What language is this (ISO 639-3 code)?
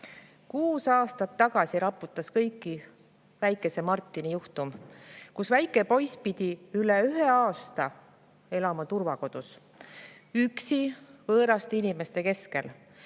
est